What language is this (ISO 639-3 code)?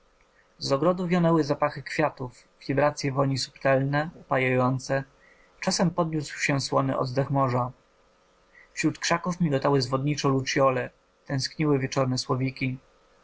pol